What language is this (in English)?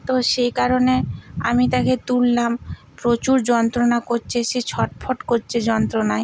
Bangla